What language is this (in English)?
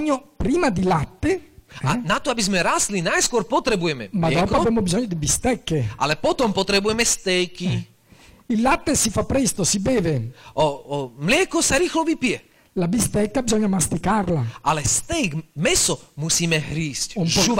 Slovak